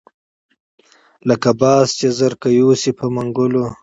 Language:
Pashto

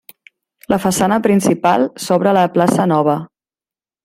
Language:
Catalan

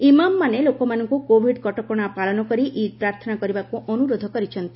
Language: Odia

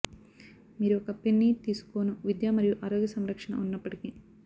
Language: Telugu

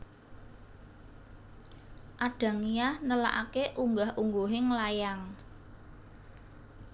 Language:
Javanese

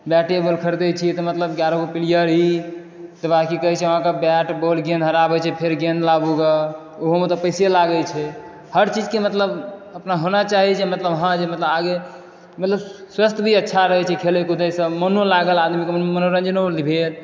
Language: Maithili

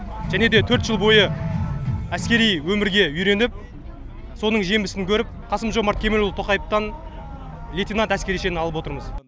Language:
Kazakh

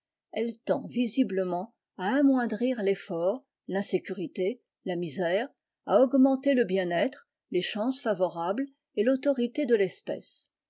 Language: French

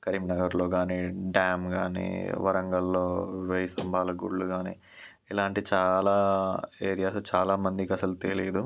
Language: Telugu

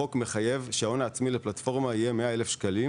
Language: Hebrew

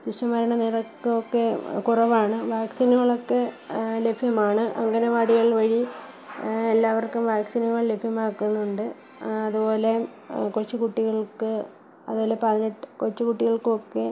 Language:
Malayalam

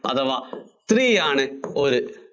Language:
Malayalam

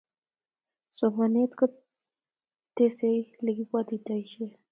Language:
Kalenjin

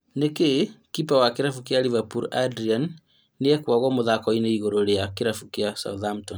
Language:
Kikuyu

